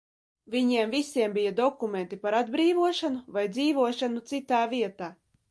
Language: Latvian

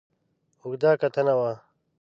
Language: Pashto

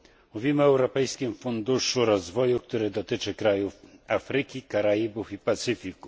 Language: Polish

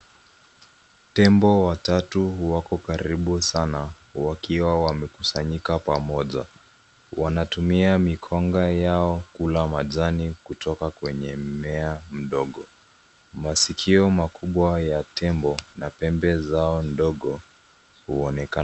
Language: Swahili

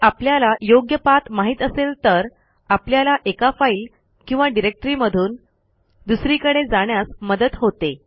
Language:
Marathi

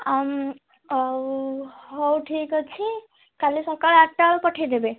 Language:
Odia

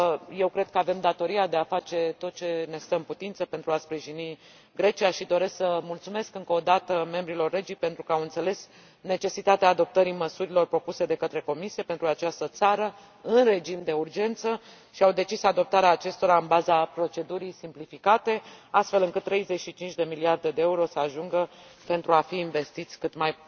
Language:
Romanian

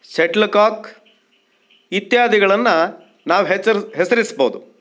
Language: Kannada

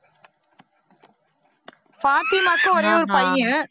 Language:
Tamil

